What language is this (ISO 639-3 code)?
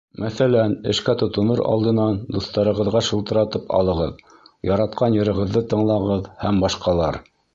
bak